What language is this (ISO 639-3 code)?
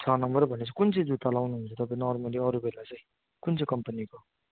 nep